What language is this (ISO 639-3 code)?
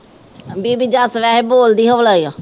pan